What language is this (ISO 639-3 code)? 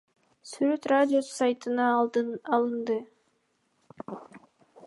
kir